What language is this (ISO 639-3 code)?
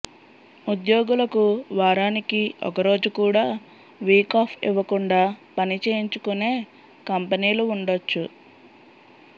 tel